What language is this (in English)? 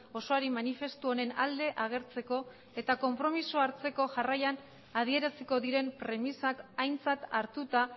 Basque